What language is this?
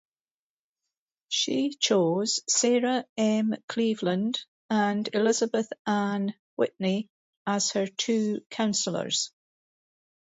English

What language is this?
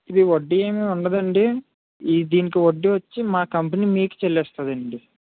Telugu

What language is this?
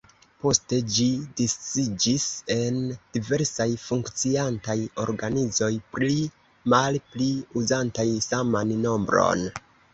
Esperanto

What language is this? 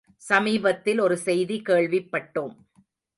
Tamil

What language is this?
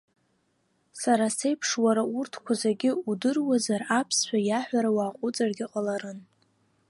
Abkhazian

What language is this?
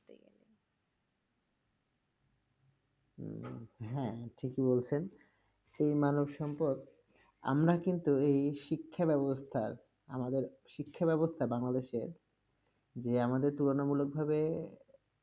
Bangla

